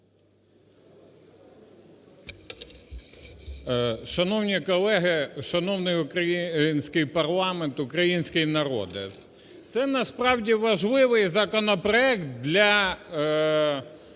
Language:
Ukrainian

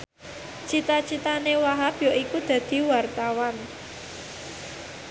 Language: Javanese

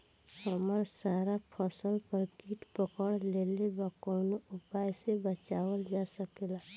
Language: Bhojpuri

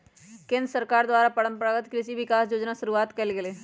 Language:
Magahi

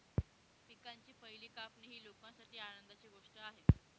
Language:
Marathi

